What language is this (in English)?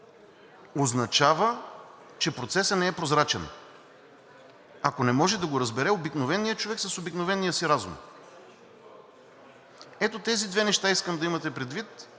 Bulgarian